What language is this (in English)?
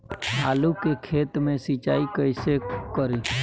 Bhojpuri